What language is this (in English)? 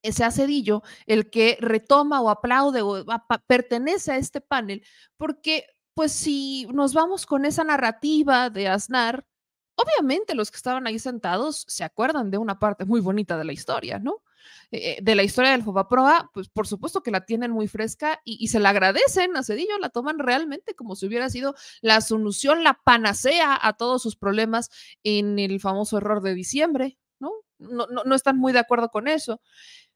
Spanish